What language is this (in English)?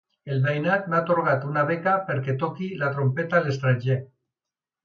Catalan